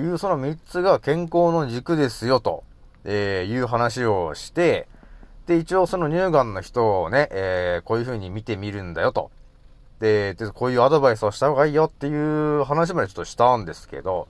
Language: Japanese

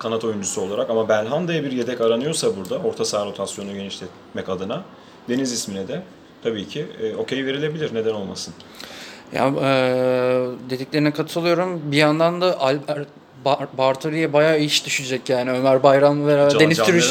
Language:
Turkish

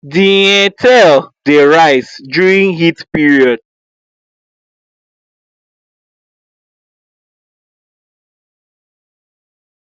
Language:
Nigerian Pidgin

